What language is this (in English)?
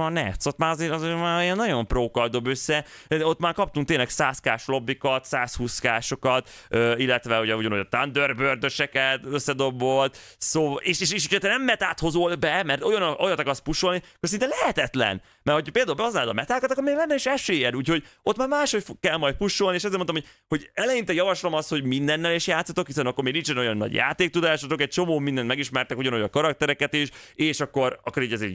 Hungarian